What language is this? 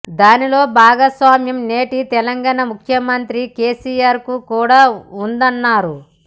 Telugu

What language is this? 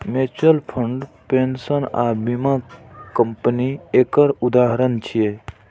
Maithili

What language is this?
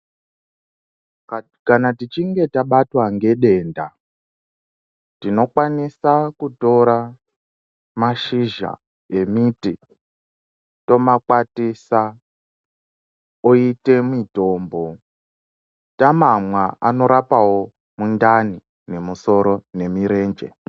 Ndau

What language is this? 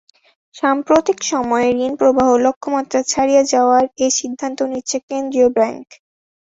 Bangla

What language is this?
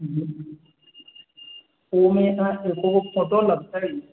Maithili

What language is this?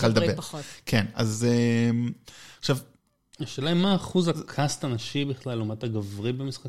Hebrew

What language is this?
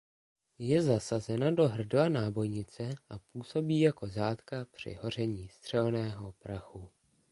Czech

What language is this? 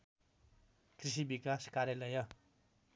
Nepali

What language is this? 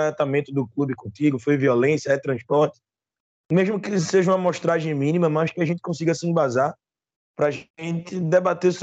Portuguese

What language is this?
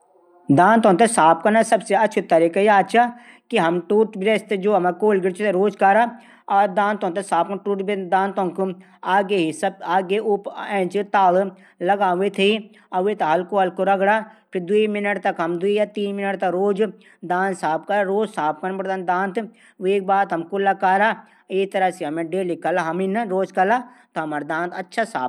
Garhwali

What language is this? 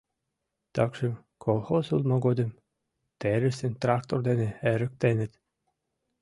Mari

